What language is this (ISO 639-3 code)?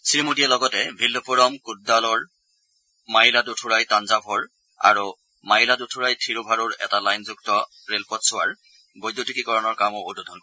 asm